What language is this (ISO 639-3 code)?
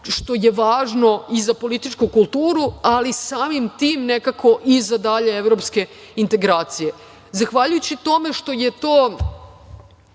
srp